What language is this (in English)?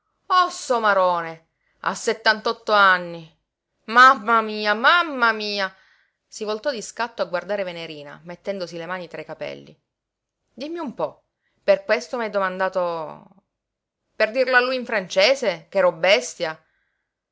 Italian